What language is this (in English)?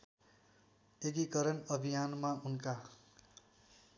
Nepali